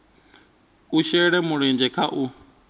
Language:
Venda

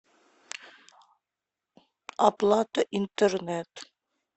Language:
Russian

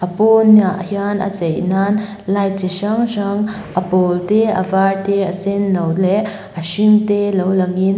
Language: Mizo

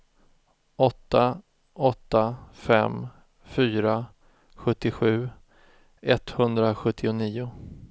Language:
Swedish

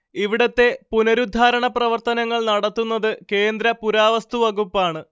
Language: Malayalam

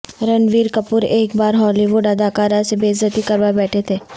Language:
Urdu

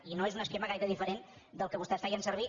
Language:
Catalan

